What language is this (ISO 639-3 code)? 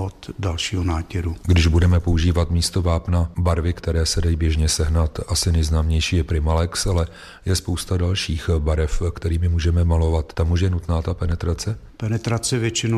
ces